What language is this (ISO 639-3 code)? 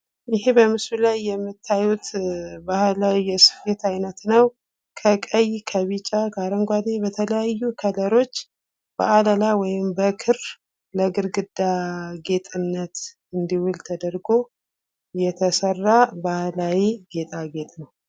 amh